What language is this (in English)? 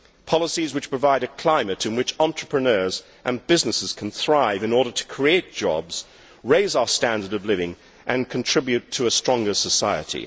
English